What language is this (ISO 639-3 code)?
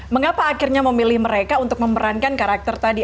ind